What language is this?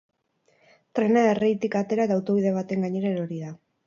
Basque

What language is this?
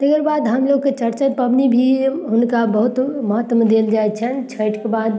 Maithili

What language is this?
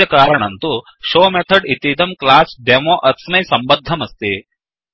Sanskrit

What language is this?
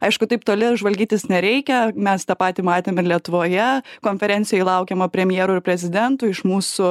Lithuanian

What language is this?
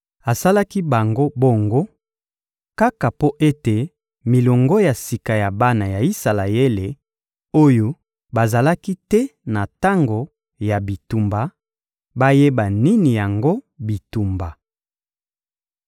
Lingala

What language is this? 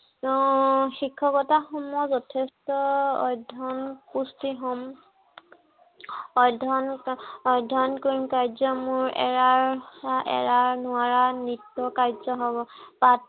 Assamese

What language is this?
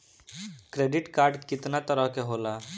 Bhojpuri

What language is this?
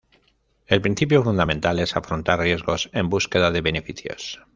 Spanish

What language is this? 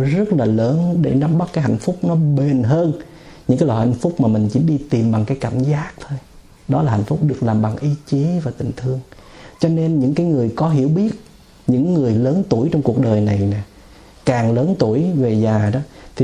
Vietnamese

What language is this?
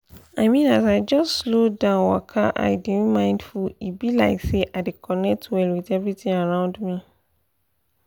Nigerian Pidgin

